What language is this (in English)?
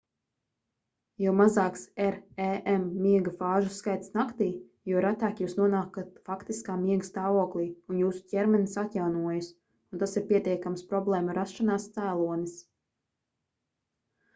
Latvian